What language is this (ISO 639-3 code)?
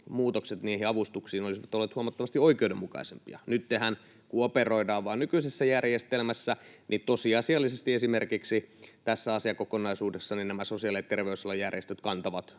fin